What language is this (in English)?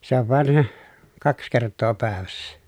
Finnish